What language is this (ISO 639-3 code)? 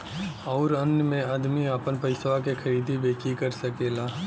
bho